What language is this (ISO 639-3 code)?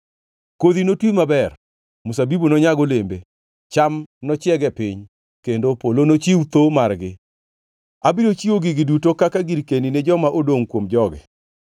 luo